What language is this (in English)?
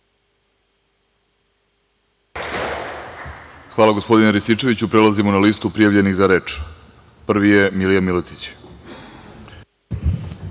Serbian